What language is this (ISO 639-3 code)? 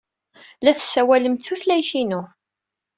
kab